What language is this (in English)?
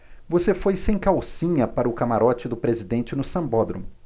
Portuguese